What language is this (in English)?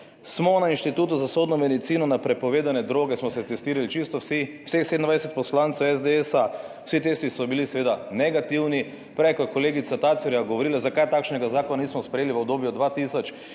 Slovenian